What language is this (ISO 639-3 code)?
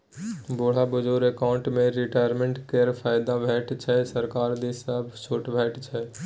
mai